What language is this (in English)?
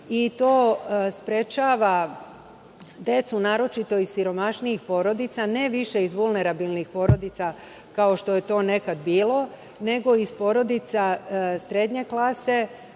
Serbian